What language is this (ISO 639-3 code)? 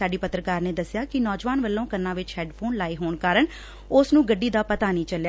pan